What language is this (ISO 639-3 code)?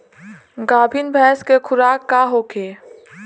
bho